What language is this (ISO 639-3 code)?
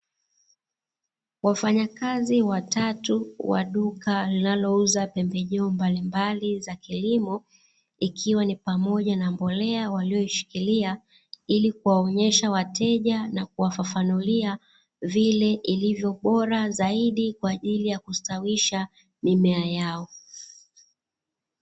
swa